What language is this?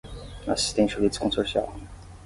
Portuguese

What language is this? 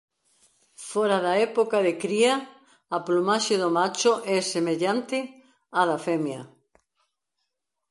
Galician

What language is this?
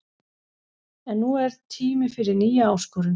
Icelandic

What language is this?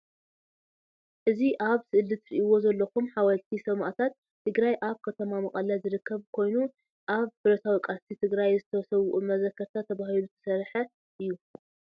Tigrinya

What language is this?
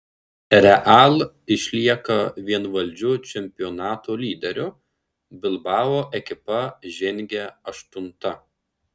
Lithuanian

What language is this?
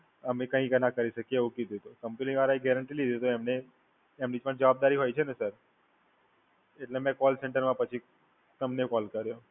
Gujarati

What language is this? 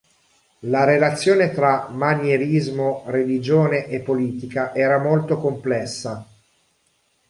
Italian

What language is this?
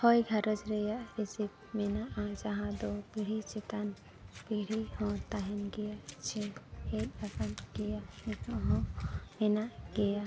Santali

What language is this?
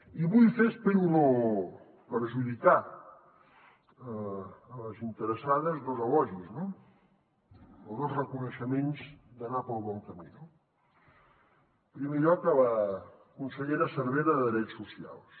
Catalan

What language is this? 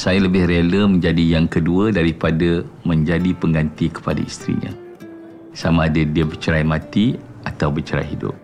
Malay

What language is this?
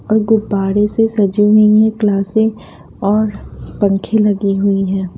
Hindi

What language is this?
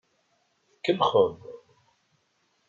Kabyle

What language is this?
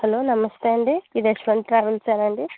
Telugu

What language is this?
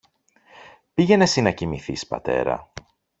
Greek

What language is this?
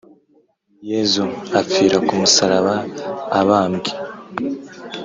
Kinyarwanda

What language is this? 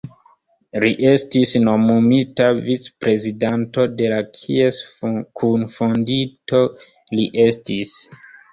Esperanto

